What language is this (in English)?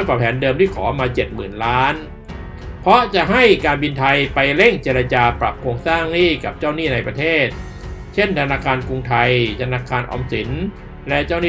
Thai